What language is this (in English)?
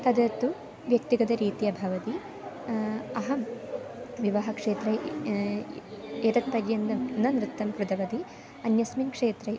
Sanskrit